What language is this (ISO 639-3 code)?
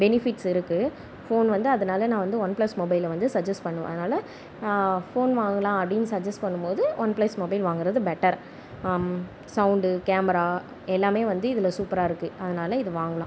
tam